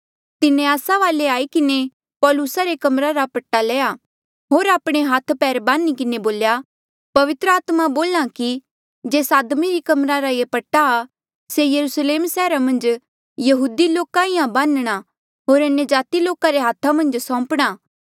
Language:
Mandeali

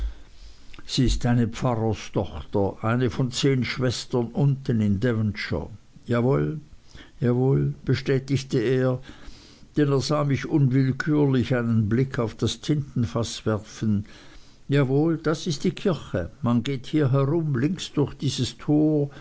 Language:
German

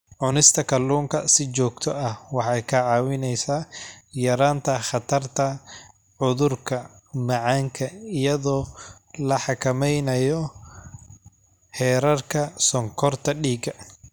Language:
Somali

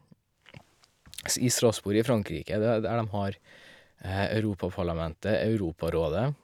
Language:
Norwegian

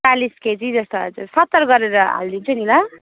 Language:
Nepali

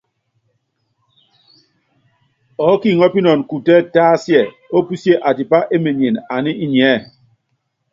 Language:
Yangben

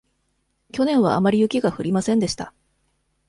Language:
Japanese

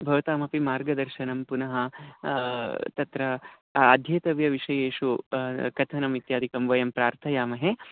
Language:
Sanskrit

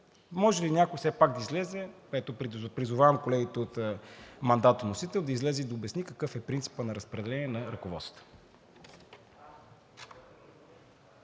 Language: Bulgarian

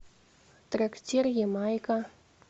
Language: Russian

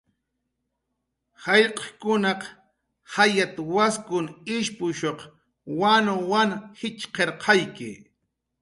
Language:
Jaqaru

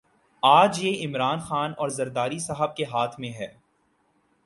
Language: Urdu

